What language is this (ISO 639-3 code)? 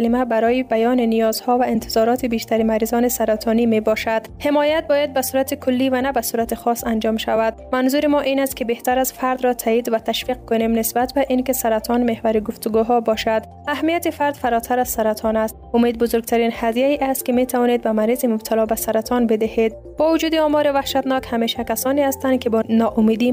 fas